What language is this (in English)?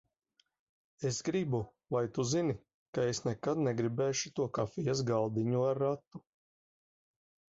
Latvian